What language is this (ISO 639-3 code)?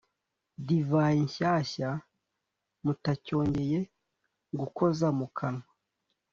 kin